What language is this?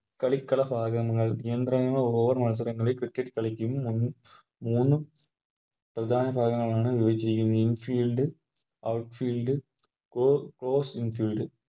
Malayalam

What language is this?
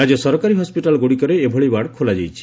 Odia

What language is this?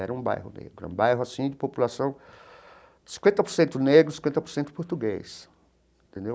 Portuguese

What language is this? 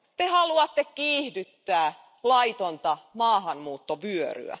Finnish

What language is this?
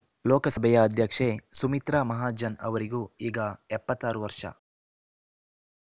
Kannada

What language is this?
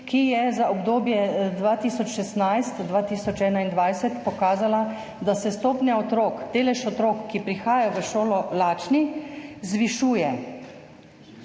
Slovenian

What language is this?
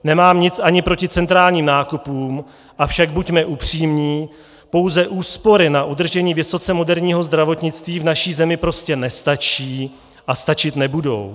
Czech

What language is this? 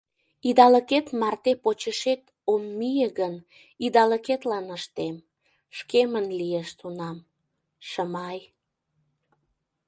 Mari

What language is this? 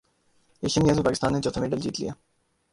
Urdu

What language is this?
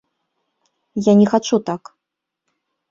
Belarusian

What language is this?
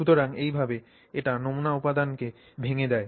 Bangla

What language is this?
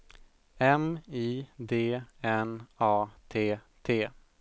Swedish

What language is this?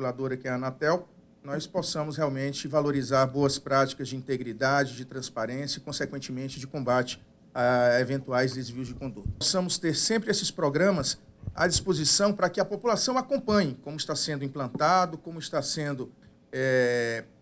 Portuguese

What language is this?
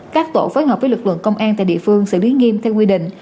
Vietnamese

